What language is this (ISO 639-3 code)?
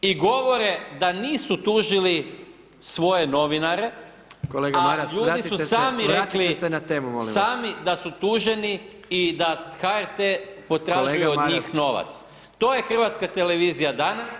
hrv